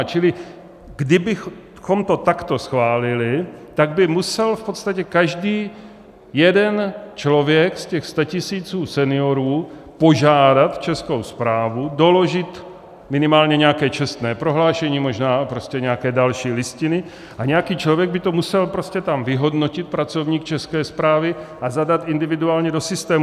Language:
Czech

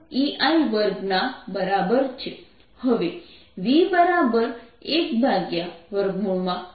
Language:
Gujarati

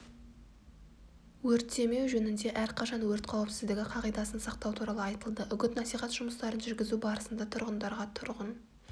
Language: Kazakh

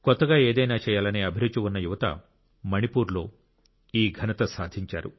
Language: Telugu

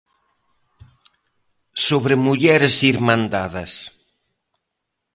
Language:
Galician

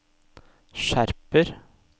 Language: Norwegian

